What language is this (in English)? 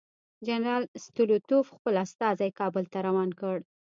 Pashto